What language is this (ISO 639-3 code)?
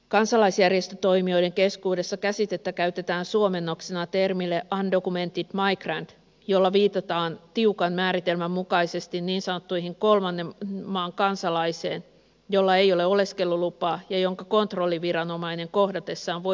fin